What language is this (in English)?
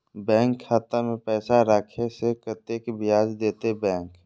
Maithili